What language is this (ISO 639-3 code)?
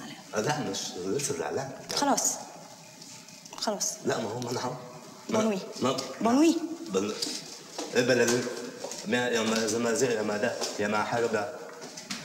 ara